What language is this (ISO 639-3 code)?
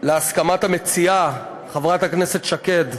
heb